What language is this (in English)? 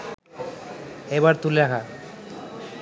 Bangla